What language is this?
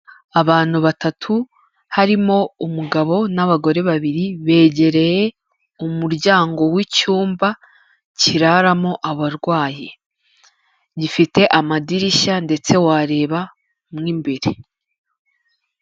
Kinyarwanda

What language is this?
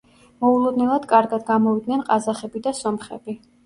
Georgian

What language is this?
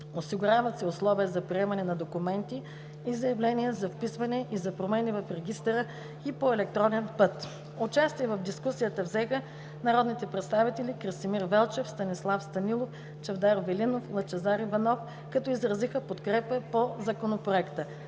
Bulgarian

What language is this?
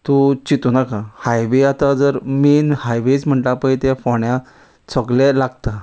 Konkani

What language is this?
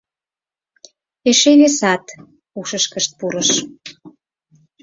Mari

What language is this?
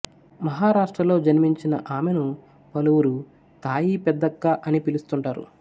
Telugu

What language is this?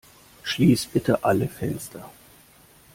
German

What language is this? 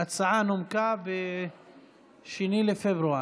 Hebrew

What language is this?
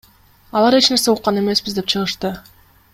Kyrgyz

